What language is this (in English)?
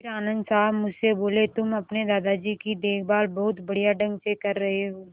Hindi